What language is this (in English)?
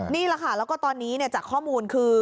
Thai